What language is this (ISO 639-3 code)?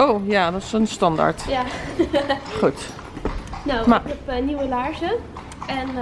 nld